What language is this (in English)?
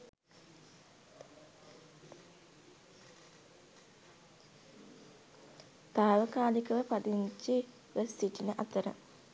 Sinhala